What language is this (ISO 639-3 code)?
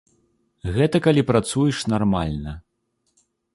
bel